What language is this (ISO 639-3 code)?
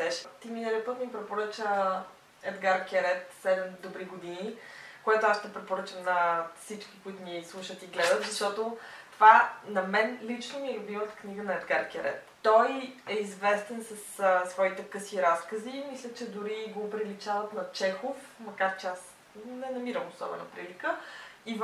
bul